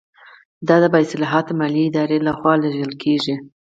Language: Pashto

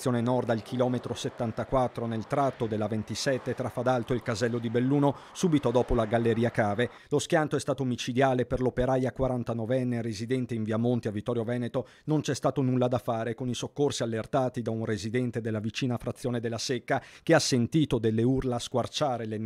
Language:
Italian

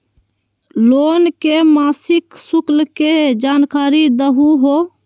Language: Magahi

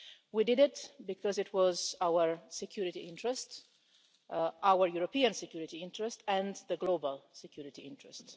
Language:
English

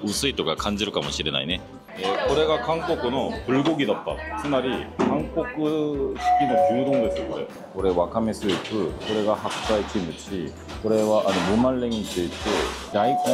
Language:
Japanese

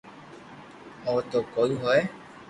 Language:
Loarki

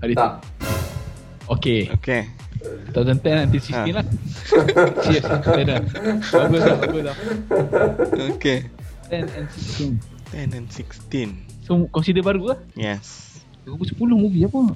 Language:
Malay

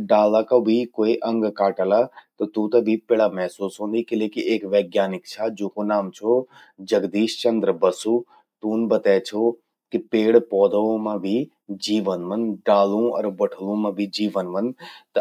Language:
Garhwali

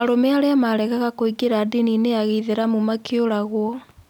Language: Kikuyu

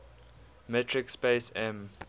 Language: English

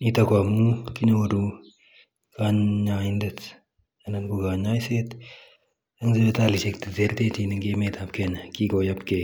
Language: Kalenjin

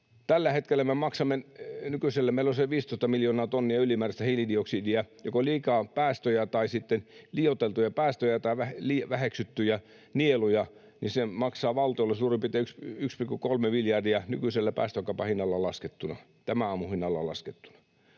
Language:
Finnish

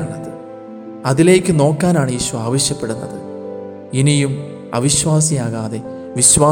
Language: Malayalam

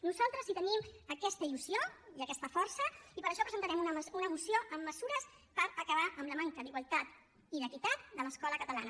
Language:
Catalan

